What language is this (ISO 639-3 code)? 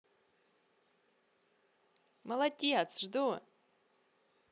rus